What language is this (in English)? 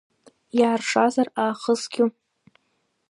Abkhazian